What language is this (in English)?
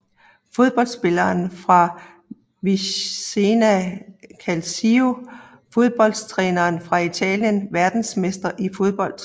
Danish